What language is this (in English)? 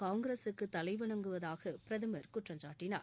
Tamil